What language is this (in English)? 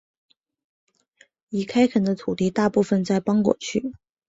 Chinese